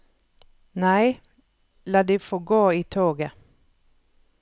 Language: Norwegian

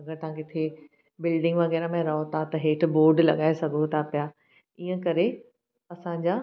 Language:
Sindhi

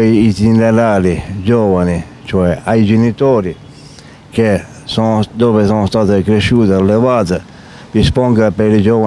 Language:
Italian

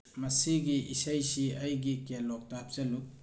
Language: Manipuri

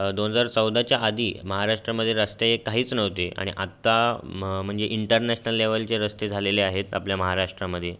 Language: Marathi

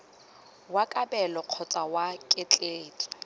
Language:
Tswana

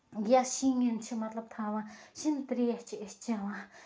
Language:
Kashmiri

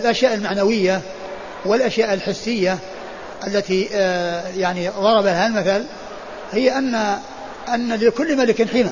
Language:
Arabic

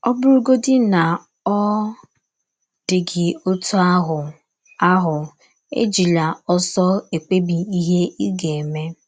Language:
Igbo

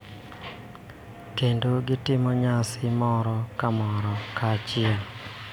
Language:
Luo (Kenya and Tanzania)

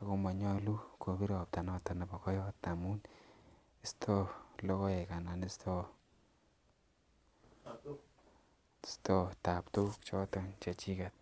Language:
Kalenjin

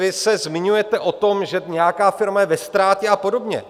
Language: Czech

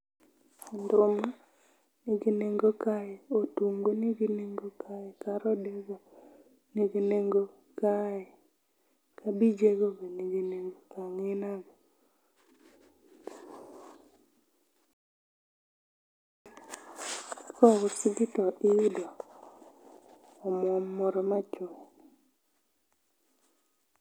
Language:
Luo (Kenya and Tanzania)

